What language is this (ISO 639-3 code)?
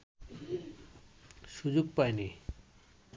ben